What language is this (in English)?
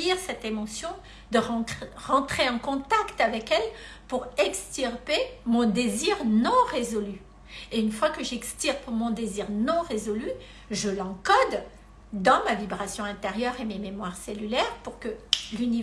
French